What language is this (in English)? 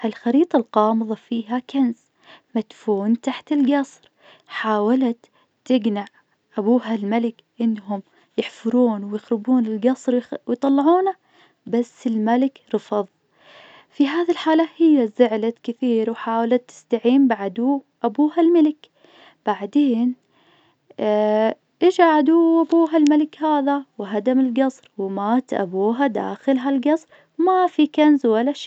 Najdi Arabic